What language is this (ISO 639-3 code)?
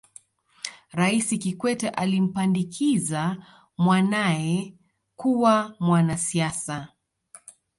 swa